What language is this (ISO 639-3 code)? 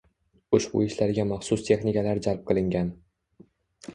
uzb